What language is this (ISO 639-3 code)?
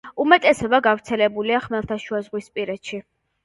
kat